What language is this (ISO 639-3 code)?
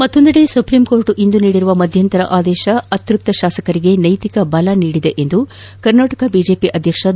kan